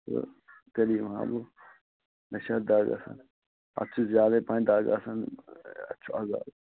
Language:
Kashmiri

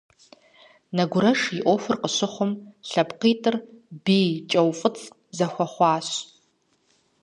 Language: Kabardian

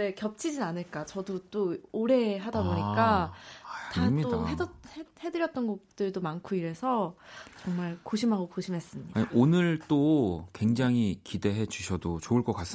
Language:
Korean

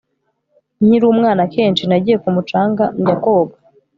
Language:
Kinyarwanda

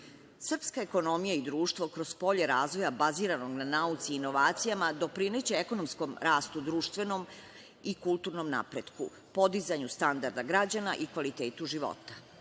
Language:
Serbian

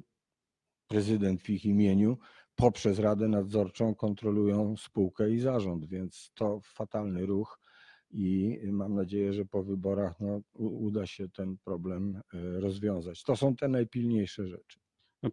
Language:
Polish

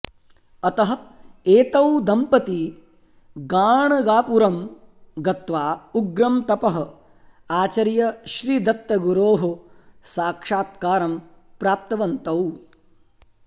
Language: Sanskrit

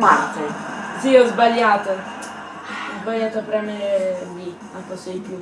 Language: Italian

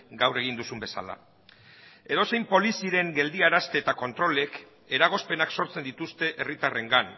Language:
Basque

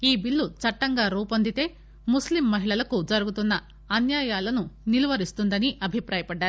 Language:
Telugu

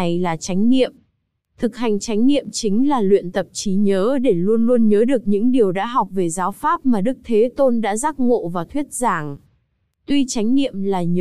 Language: Vietnamese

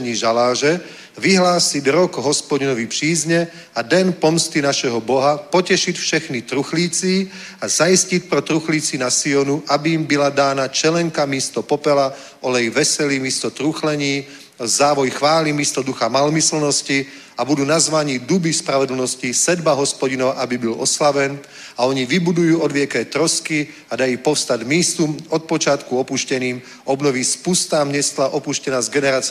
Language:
Czech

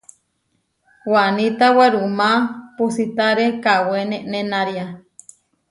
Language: Huarijio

